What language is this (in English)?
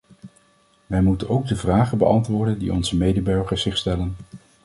Dutch